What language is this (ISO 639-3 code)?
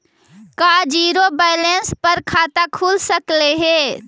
mag